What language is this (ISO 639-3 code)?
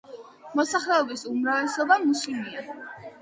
kat